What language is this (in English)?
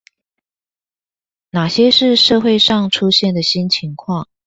Chinese